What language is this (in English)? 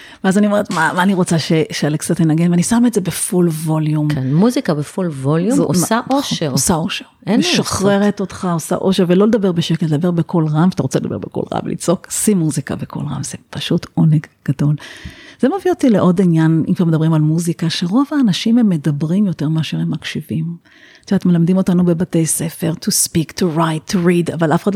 Hebrew